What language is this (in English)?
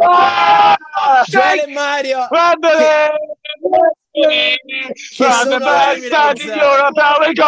Italian